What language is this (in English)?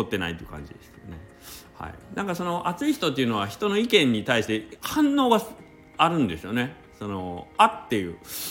Japanese